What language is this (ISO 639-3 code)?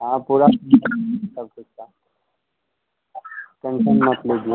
hin